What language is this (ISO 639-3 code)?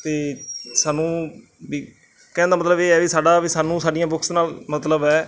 pan